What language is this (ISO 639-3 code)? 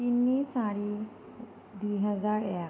asm